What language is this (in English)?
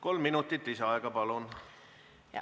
Estonian